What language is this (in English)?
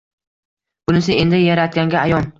Uzbek